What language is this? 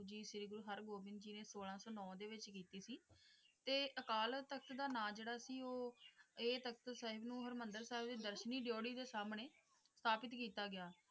Punjabi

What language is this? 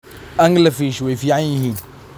Somali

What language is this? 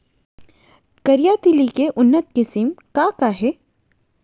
Chhattisgarhi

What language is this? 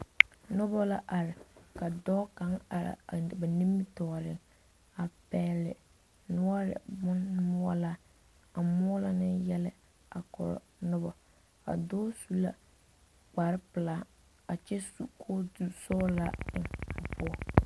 Southern Dagaare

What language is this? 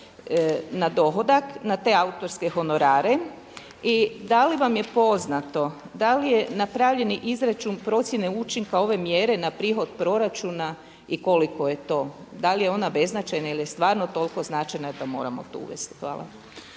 Croatian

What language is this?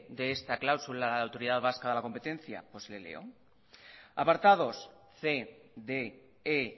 Spanish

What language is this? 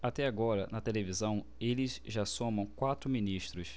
Portuguese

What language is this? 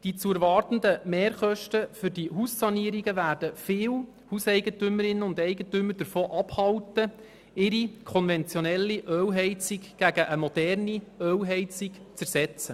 Swiss German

